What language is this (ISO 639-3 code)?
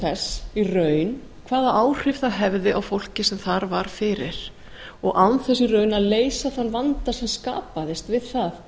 isl